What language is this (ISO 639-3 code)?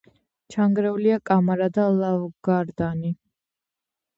kat